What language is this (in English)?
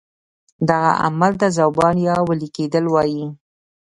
Pashto